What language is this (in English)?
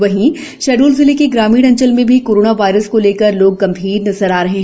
Hindi